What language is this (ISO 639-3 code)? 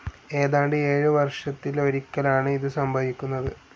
mal